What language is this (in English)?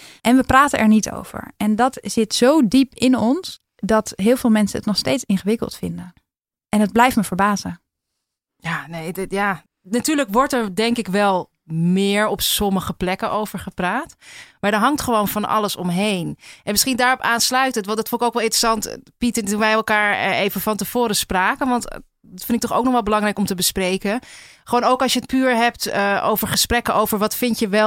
Dutch